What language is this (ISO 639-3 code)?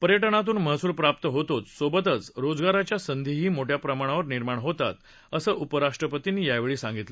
mar